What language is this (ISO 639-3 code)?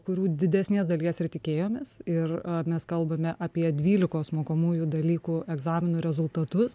lit